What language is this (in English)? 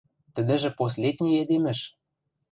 Western Mari